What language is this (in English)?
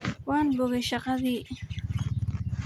Somali